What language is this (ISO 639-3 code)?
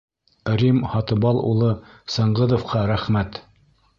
bak